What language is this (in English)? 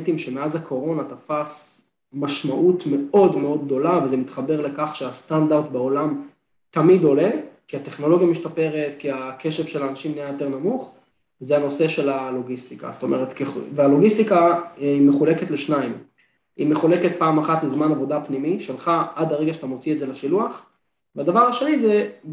Hebrew